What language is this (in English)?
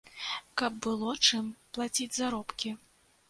Belarusian